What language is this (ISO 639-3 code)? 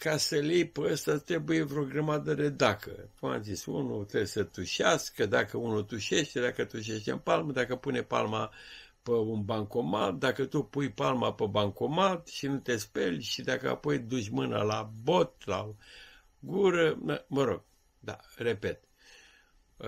ron